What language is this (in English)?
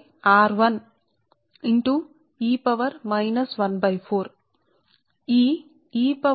Telugu